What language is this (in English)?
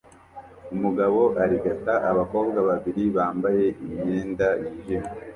Kinyarwanda